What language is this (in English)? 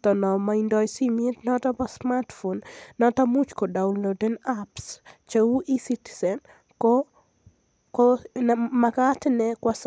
Kalenjin